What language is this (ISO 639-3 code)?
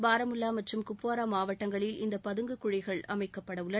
tam